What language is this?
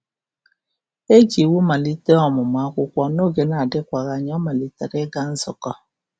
Igbo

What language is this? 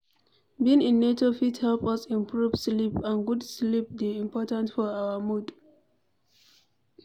Nigerian Pidgin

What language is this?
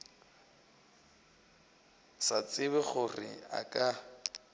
Northern Sotho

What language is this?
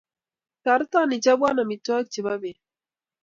Kalenjin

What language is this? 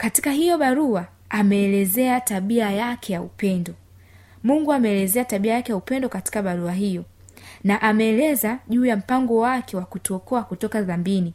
Swahili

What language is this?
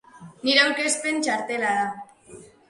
Basque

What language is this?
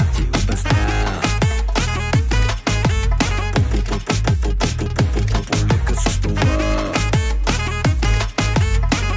Romanian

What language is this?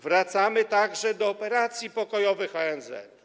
Polish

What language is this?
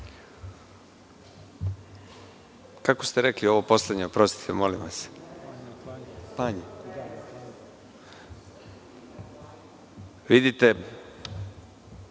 Serbian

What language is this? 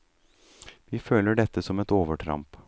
Norwegian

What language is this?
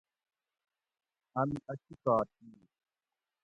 Gawri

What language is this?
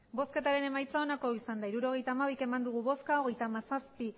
Basque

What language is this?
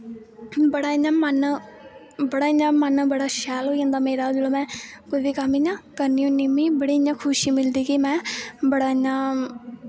Dogri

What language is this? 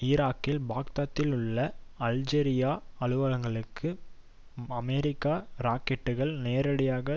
Tamil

